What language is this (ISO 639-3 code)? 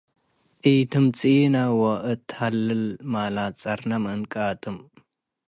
tig